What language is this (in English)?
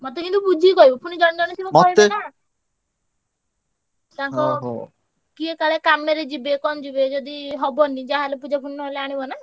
Odia